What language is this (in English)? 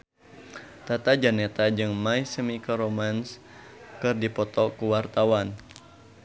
Sundanese